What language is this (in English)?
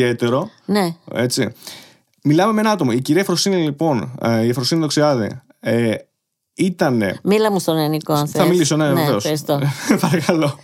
Greek